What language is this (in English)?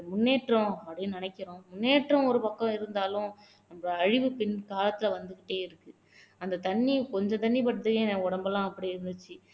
Tamil